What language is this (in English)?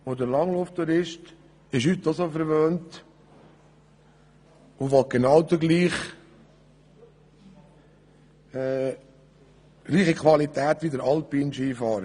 Swiss German